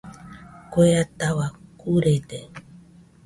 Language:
Nüpode Huitoto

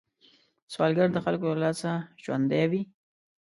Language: Pashto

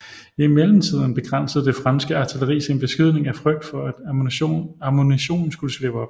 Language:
Danish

